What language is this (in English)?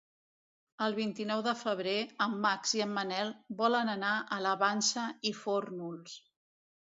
Catalan